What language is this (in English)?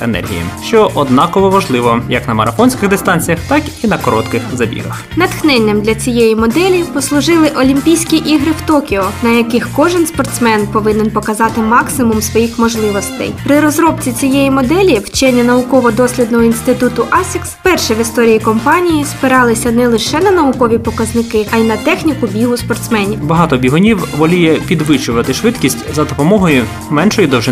Ukrainian